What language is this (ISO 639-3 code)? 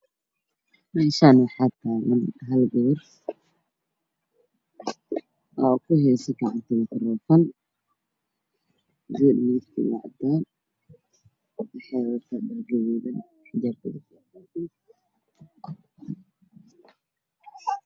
som